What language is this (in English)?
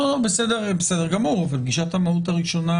Hebrew